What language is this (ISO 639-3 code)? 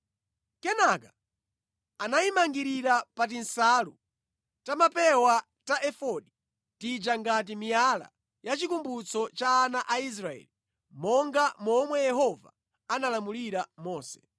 nya